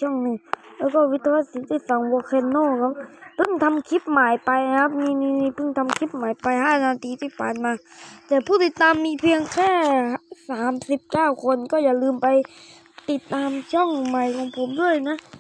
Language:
Thai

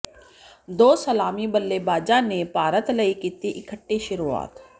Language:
Punjabi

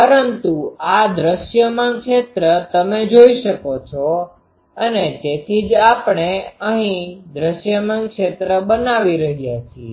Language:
Gujarati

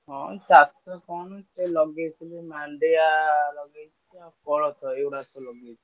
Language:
Odia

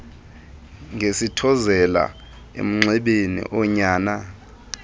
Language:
Xhosa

